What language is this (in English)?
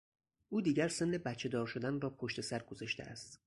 Persian